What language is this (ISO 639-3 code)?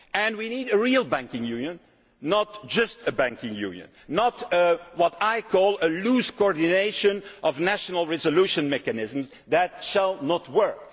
eng